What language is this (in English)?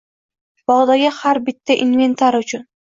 Uzbek